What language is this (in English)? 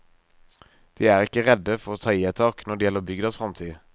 Norwegian